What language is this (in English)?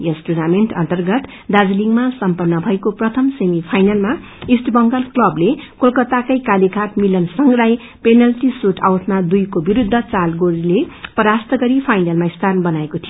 Nepali